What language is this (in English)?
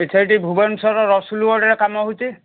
Odia